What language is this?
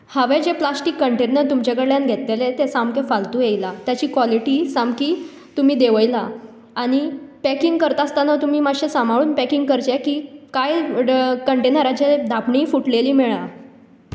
Konkani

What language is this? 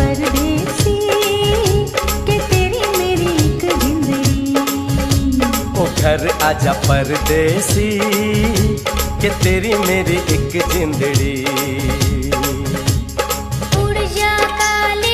Hindi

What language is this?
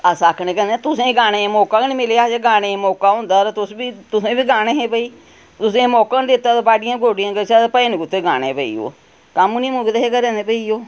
Dogri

